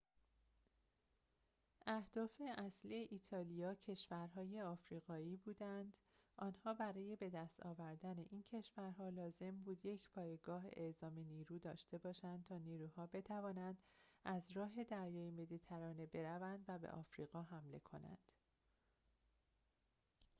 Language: Persian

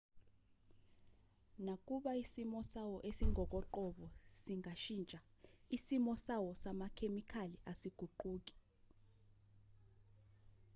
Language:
Zulu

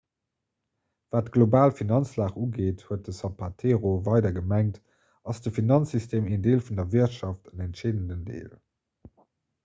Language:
Luxembourgish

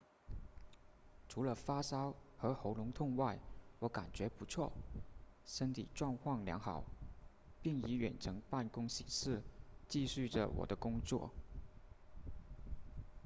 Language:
Chinese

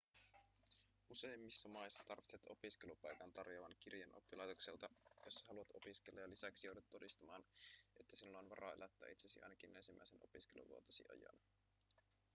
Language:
Finnish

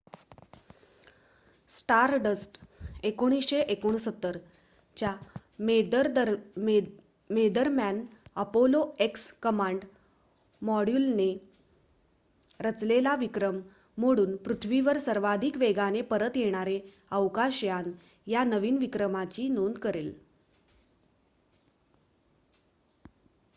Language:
Marathi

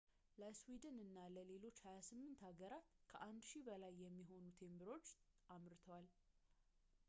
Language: Amharic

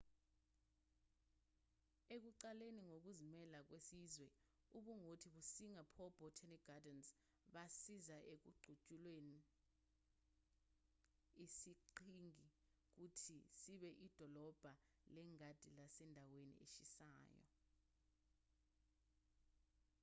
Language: Zulu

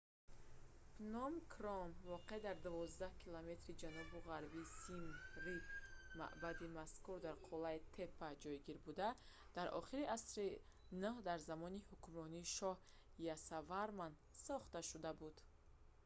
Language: Tajik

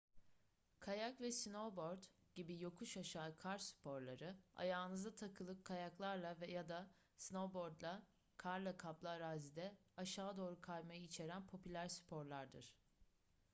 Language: Turkish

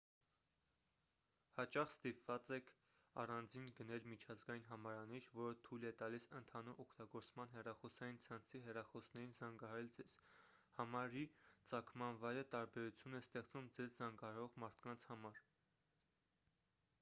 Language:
Armenian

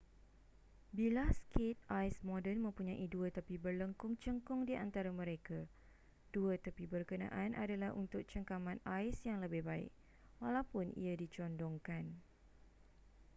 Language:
Malay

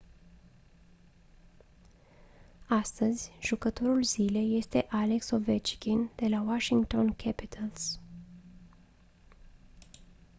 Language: Romanian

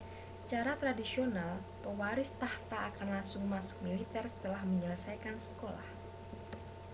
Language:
Indonesian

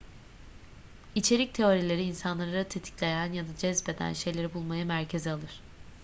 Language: Turkish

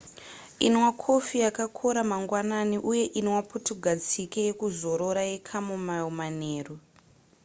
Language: Shona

